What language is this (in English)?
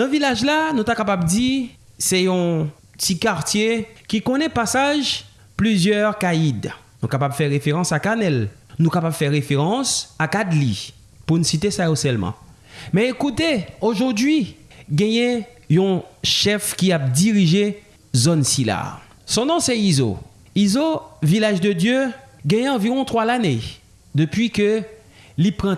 French